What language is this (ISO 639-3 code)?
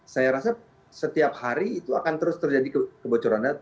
ind